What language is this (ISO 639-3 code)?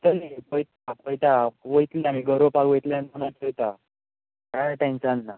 kok